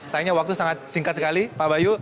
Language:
Indonesian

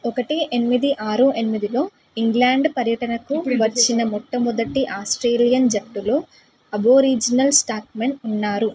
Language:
Telugu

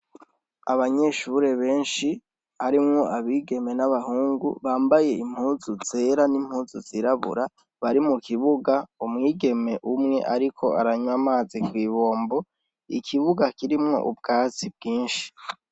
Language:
Rundi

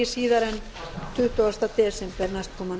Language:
Icelandic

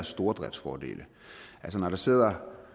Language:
Danish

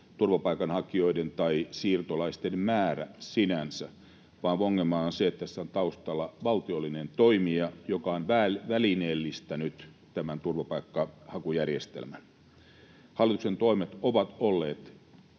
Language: Finnish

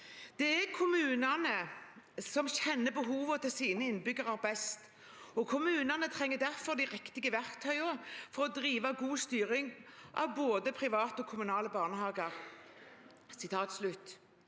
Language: Norwegian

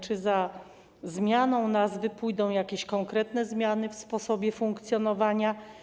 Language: Polish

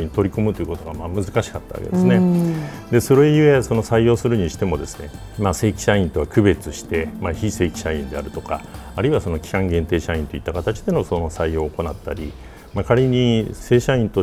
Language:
Japanese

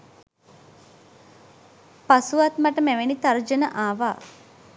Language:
Sinhala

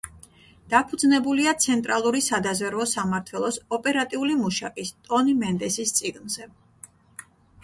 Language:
Georgian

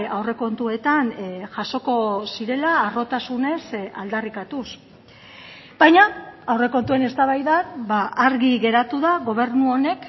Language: Basque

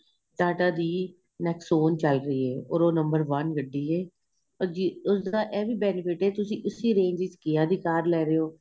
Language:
Punjabi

